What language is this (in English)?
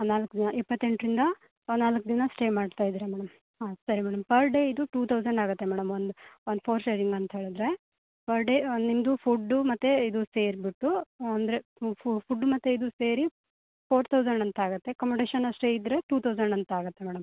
Kannada